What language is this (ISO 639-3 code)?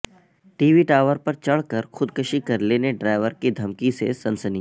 urd